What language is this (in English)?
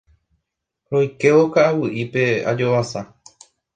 Guarani